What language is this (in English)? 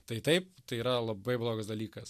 Lithuanian